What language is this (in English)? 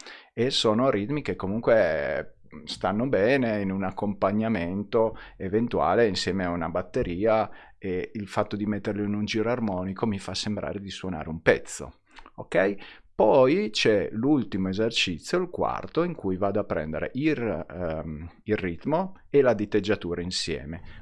Italian